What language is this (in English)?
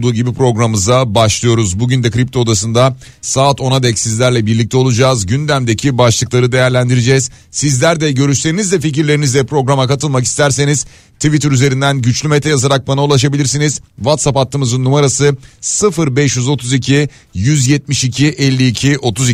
Turkish